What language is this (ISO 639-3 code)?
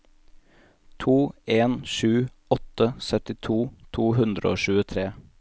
nor